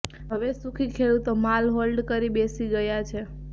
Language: Gujarati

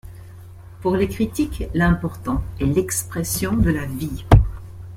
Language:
French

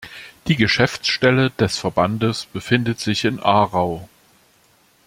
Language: German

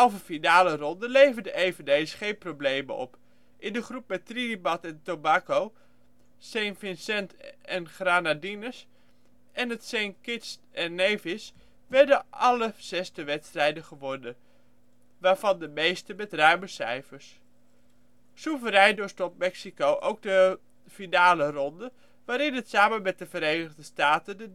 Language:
Dutch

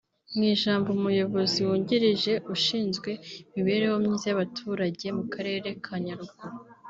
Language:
Kinyarwanda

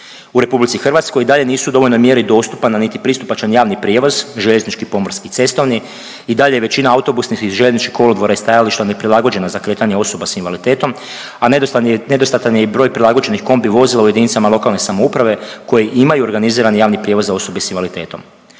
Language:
Croatian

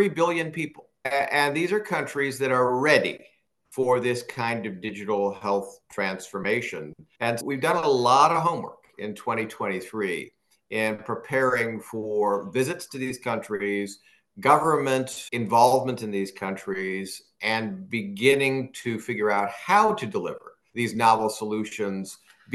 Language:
English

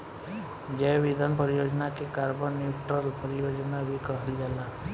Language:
Bhojpuri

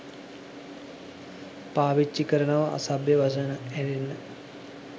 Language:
Sinhala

